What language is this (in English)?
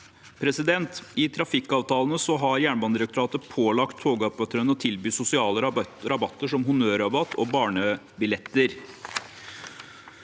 Norwegian